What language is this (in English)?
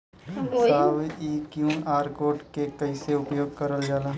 Bhojpuri